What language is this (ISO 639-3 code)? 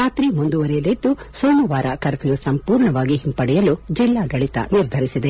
kan